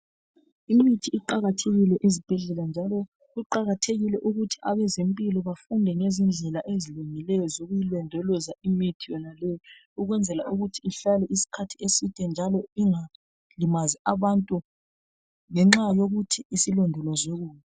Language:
North Ndebele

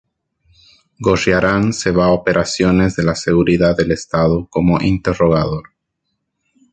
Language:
Spanish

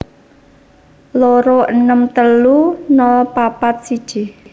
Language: Javanese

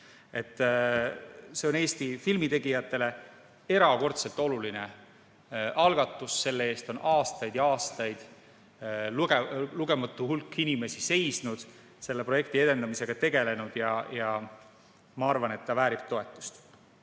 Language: Estonian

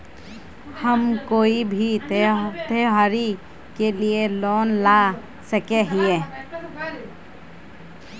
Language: Magahi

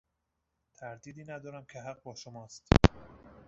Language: Persian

